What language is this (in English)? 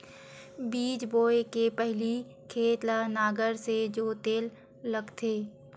Chhattisgarhi